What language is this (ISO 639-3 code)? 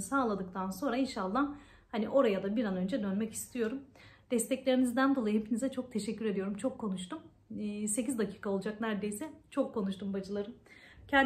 tur